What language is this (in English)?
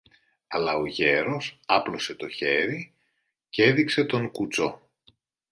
Greek